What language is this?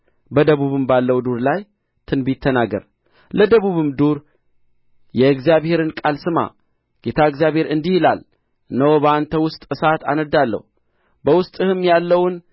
Amharic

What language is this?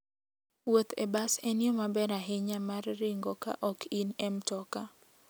Luo (Kenya and Tanzania)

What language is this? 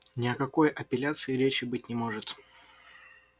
Russian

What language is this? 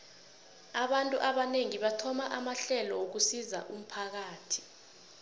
South Ndebele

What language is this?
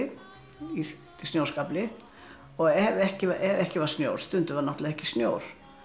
Icelandic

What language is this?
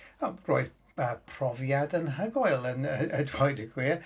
Welsh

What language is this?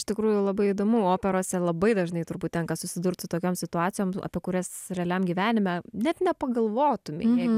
Lithuanian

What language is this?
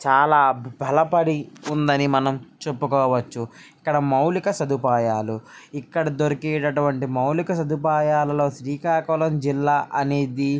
Telugu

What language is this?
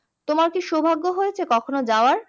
Bangla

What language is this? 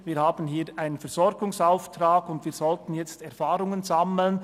Swiss German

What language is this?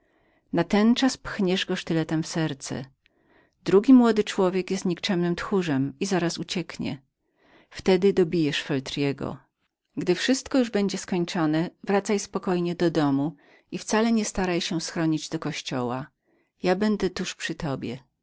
Polish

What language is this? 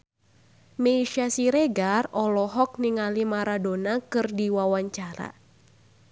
Sundanese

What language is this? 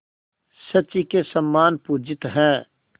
Hindi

